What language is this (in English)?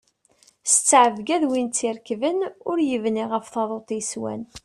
Kabyle